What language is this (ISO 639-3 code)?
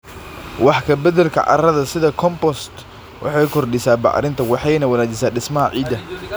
som